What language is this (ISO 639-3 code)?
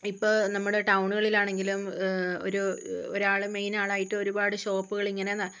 mal